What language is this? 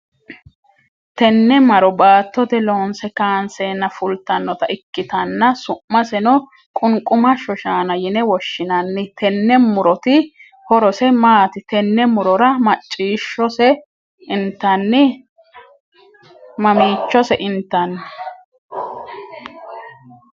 Sidamo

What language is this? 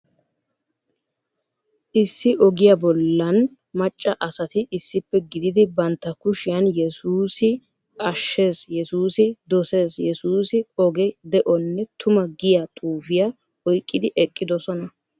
Wolaytta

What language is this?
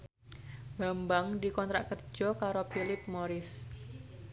Javanese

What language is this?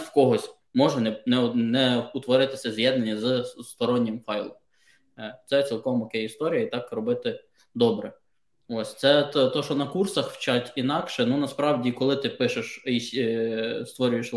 Ukrainian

